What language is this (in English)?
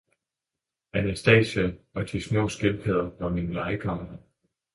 Danish